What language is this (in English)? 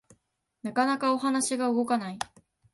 Japanese